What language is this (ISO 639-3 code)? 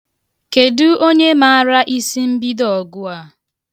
ibo